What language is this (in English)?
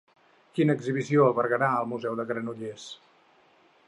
Catalan